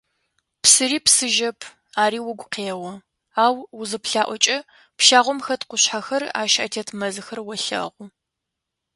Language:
Adyghe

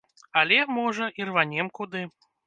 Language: Belarusian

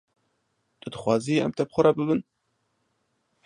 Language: Kurdish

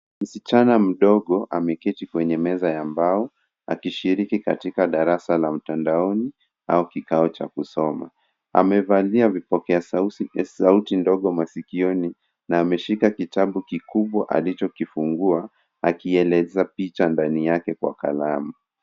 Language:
Swahili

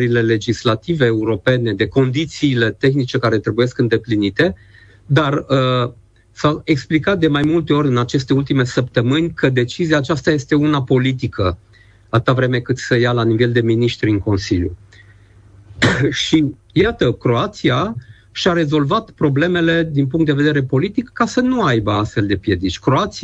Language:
Romanian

